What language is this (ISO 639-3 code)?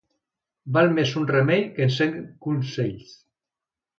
cat